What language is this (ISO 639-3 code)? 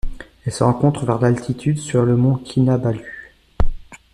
fra